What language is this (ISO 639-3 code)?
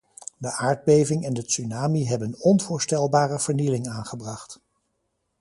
nld